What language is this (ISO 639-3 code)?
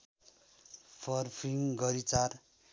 nep